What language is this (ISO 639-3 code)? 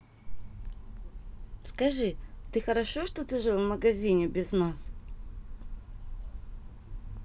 rus